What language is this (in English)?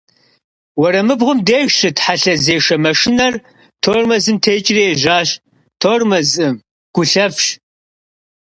Kabardian